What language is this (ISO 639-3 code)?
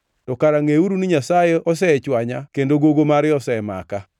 luo